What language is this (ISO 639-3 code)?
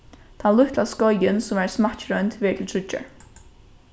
fao